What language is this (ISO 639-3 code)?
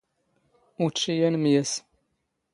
zgh